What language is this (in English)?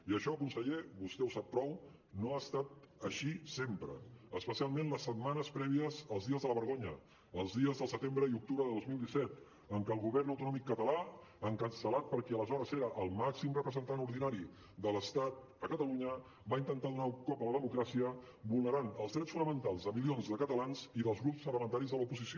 Catalan